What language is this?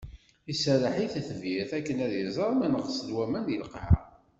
Kabyle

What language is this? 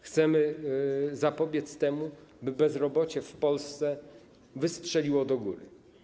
Polish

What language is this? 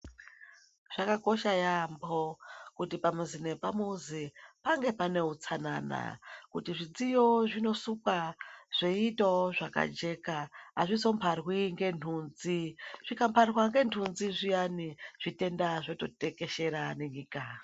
Ndau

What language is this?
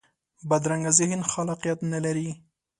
Pashto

